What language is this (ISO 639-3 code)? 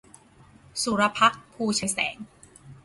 tha